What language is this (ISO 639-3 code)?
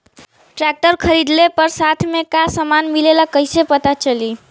bho